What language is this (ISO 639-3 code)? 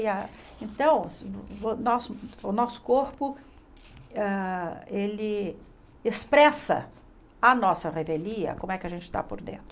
por